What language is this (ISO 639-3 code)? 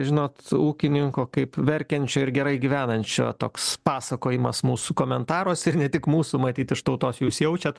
lit